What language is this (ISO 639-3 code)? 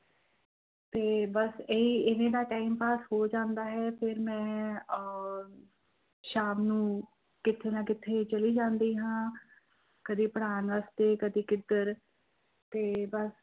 pan